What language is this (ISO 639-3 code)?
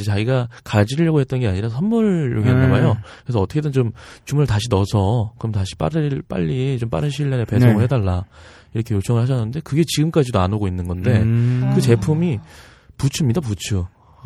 kor